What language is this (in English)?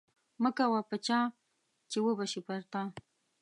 Pashto